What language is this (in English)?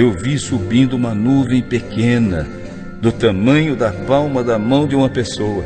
Portuguese